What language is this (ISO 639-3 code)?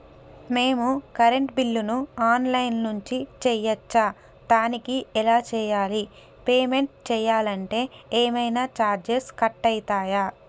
tel